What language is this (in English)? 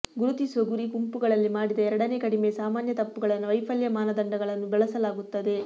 Kannada